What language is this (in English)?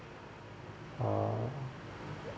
English